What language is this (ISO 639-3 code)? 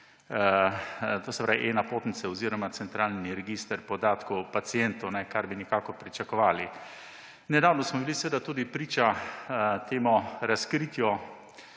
slv